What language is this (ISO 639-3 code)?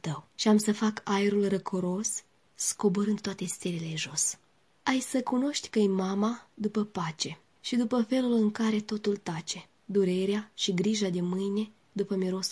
ron